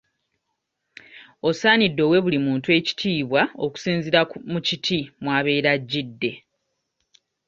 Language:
Ganda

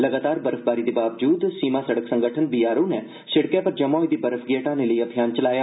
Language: Dogri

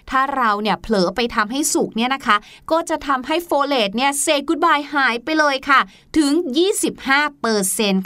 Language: Thai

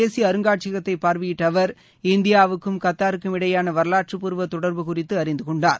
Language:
Tamil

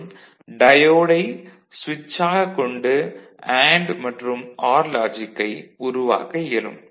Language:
Tamil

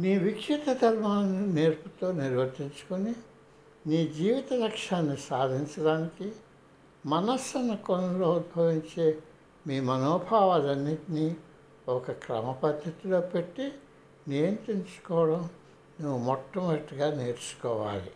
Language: Telugu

